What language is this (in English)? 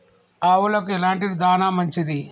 Telugu